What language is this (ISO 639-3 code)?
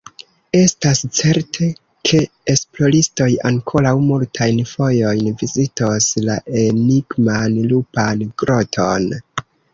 epo